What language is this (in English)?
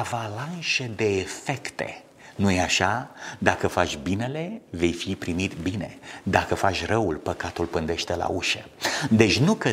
Romanian